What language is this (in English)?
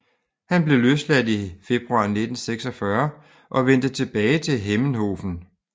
Danish